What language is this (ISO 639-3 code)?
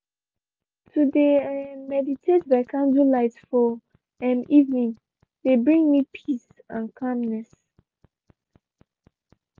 pcm